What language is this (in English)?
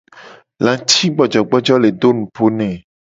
Gen